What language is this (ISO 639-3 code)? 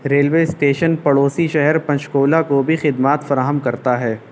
urd